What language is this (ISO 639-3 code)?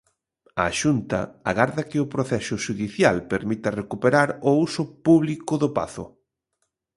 glg